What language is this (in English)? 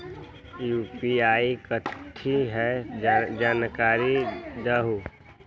Magahi